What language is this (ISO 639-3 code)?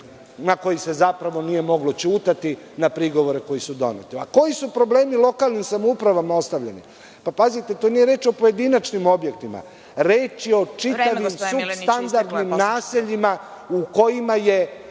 srp